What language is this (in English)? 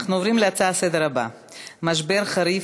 Hebrew